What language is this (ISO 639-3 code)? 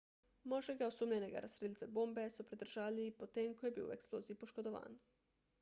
slv